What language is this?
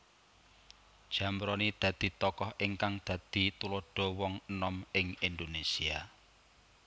Javanese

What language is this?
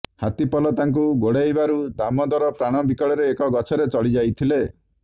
Odia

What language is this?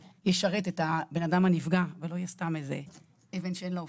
Hebrew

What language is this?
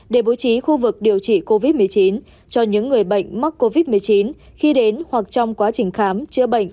Vietnamese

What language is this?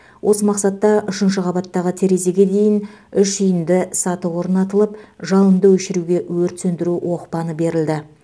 Kazakh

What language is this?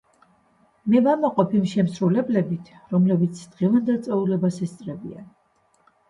Georgian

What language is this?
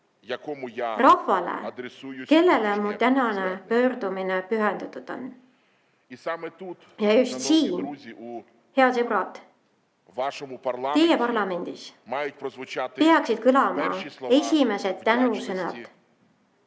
Estonian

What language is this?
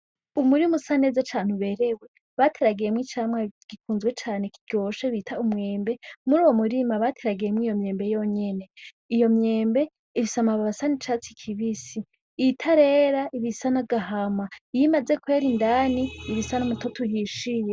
Rundi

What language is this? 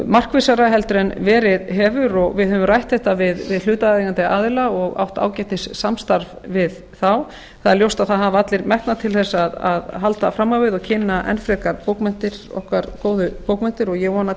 Icelandic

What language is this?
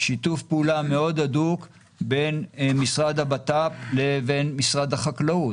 Hebrew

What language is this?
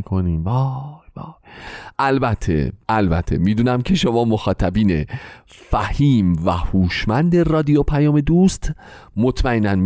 Persian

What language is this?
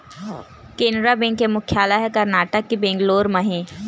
Chhattisgarhi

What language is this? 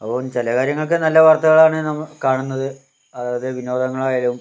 Malayalam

